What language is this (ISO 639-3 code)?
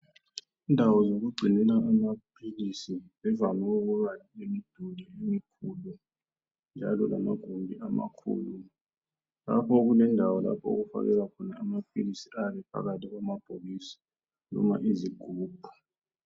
nde